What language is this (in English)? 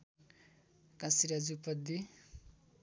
Nepali